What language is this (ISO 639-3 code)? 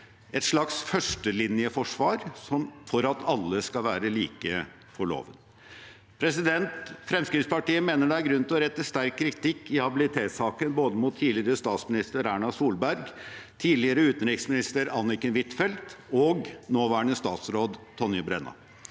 nor